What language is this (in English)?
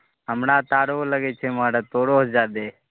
Maithili